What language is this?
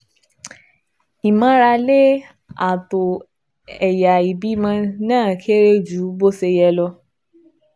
Yoruba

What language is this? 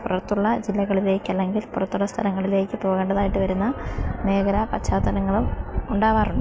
Malayalam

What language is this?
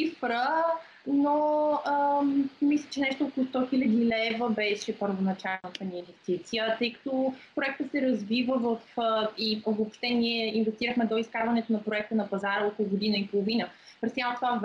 Bulgarian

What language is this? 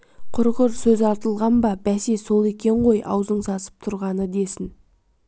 Kazakh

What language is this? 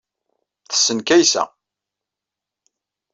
Kabyle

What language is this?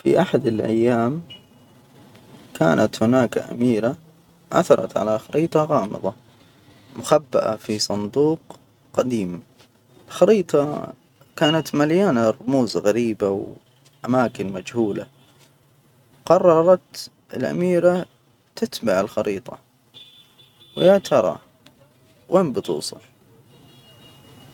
Hijazi Arabic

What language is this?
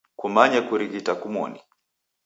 Taita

